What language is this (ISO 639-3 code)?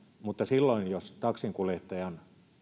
fin